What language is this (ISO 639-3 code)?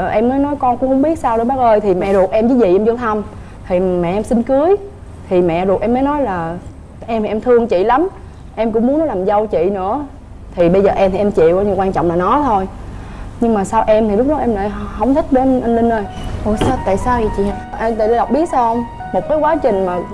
vie